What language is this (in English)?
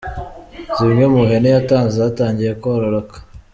Kinyarwanda